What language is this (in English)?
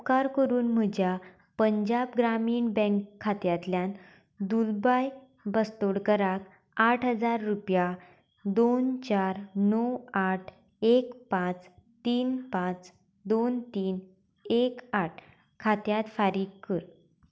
Konkani